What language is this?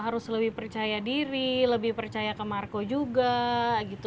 Indonesian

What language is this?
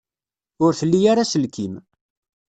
Kabyle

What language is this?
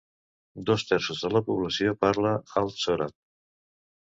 Catalan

